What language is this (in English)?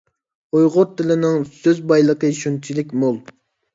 Uyghur